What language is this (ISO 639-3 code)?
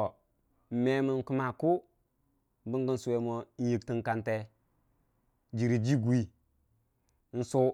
cfa